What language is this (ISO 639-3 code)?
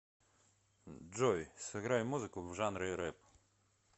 rus